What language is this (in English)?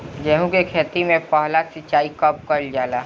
Bhojpuri